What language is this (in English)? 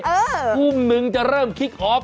Thai